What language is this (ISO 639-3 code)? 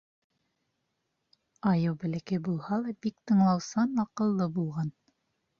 bak